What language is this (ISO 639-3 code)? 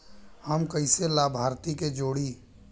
bho